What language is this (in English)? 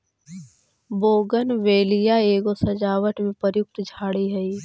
Magahi